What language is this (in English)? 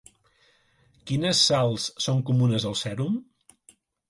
Catalan